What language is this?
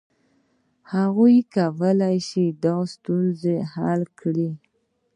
Pashto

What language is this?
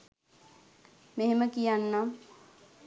Sinhala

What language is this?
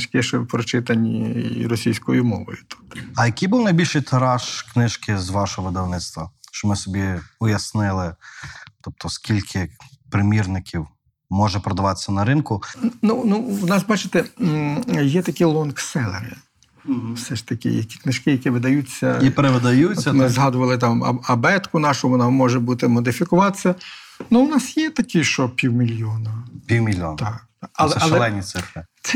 Ukrainian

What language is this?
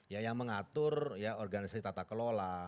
Indonesian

